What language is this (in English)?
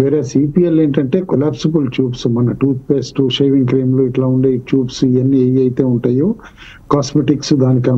Telugu